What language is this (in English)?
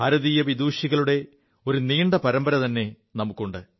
Malayalam